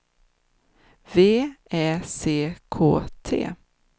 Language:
Swedish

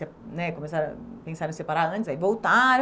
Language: Portuguese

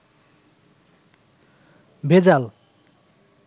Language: Bangla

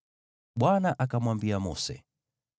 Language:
Swahili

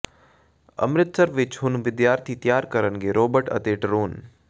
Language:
Punjabi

